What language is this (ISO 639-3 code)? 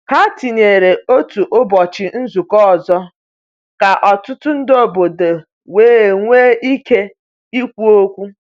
ibo